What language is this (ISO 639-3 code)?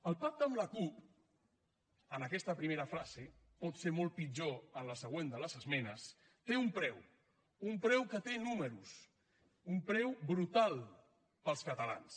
cat